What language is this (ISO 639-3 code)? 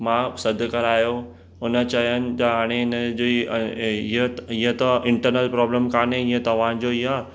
snd